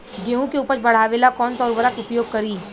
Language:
Bhojpuri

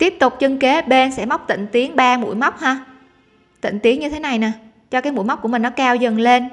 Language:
Vietnamese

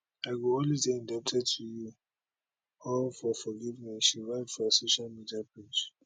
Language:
Nigerian Pidgin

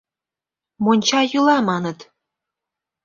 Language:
Mari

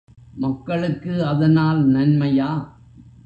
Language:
Tamil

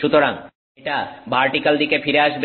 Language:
Bangla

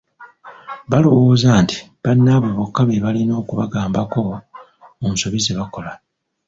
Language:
Ganda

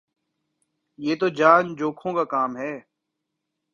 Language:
Urdu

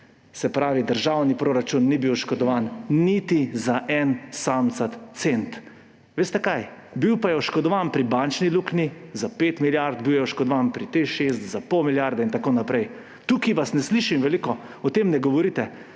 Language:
Slovenian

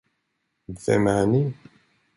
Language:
Swedish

